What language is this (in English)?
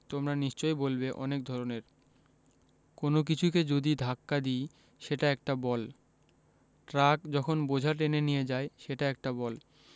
Bangla